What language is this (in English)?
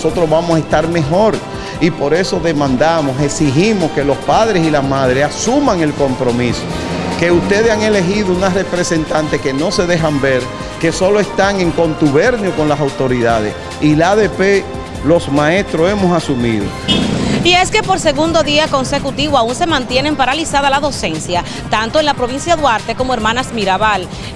Spanish